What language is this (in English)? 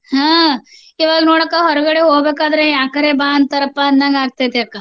Kannada